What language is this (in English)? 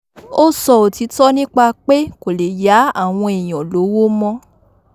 Yoruba